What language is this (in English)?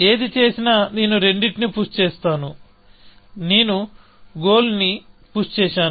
Telugu